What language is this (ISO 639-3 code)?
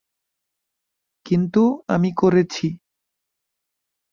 ben